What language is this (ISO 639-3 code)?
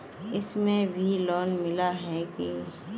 mag